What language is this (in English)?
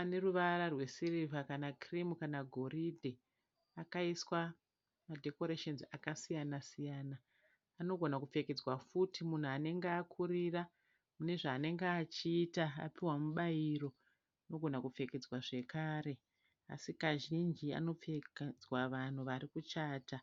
Shona